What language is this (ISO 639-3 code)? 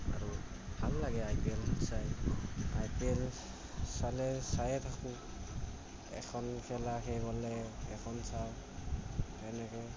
asm